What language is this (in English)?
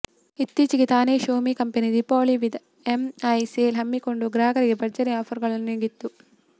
Kannada